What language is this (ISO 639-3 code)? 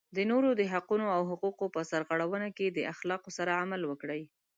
pus